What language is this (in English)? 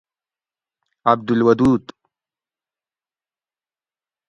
Gawri